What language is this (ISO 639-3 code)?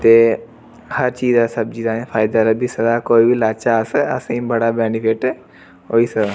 doi